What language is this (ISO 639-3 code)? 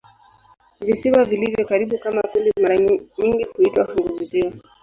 swa